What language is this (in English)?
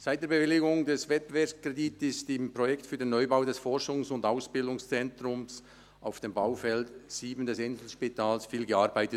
Swiss German